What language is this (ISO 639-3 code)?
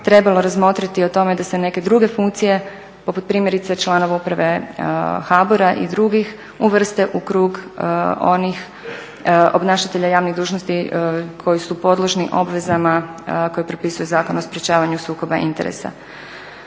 hrv